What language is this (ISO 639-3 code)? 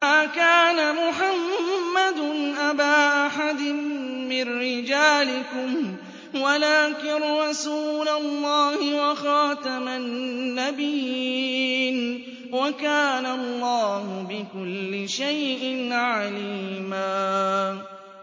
ara